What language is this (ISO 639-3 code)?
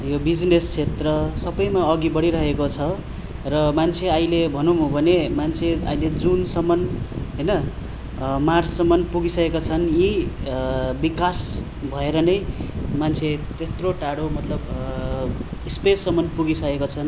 nep